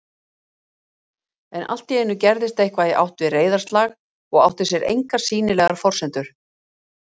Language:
Icelandic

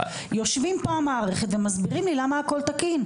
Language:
Hebrew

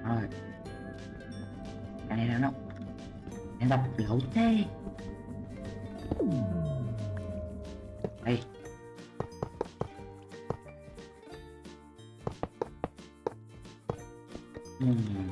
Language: Vietnamese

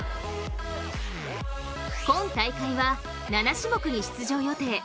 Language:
Japanese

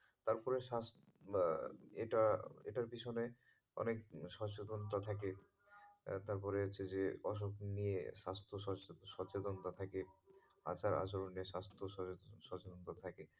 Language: Bangla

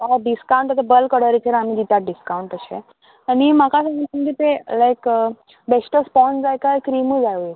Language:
Konkani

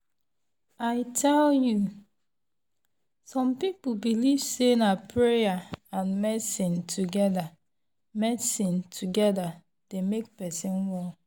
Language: Nigerian Pidgin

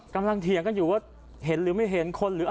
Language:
Thai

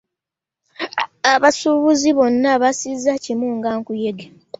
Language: Ganda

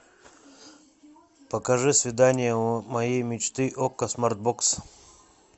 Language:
Russian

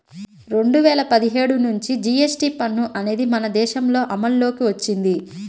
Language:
Telugu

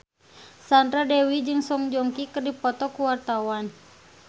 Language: Sundanese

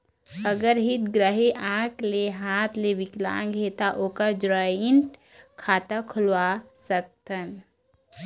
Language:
Chhattisgarhi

